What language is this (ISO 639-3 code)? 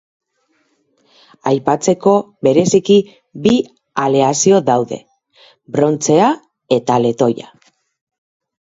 eus